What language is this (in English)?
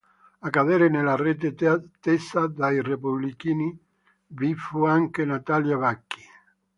Italian